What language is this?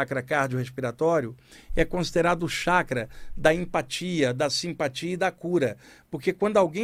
Portuguese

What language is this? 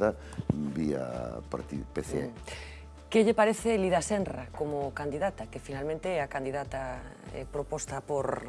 Spanish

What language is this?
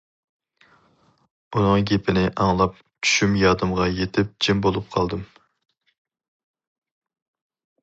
Uyghur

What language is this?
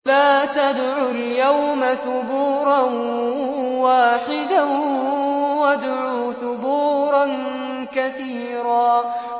Arabic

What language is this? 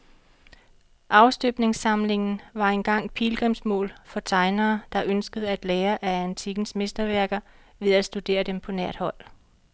Danish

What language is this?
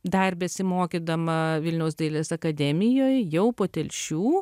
Lithuanian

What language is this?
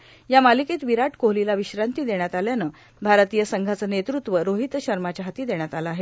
Marathi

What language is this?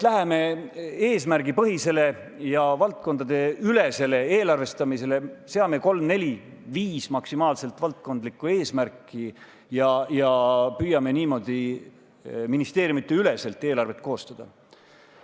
Estonian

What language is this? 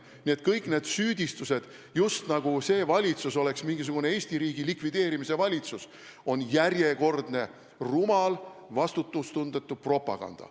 Estonian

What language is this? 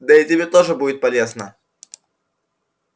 Russian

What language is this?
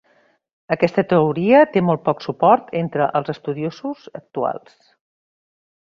Catalan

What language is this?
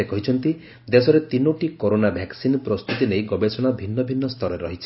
Odia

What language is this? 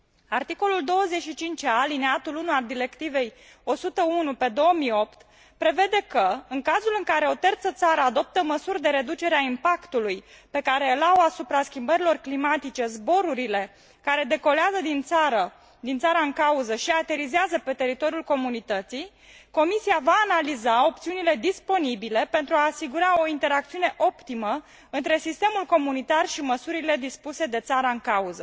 Romanian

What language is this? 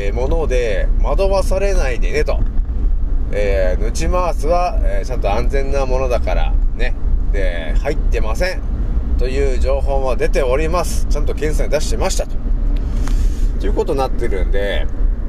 Japanese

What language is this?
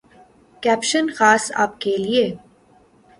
Urdu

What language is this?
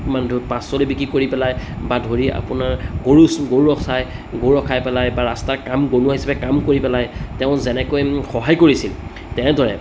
Assamese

